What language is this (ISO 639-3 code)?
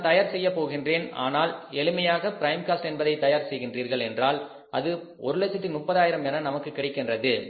tam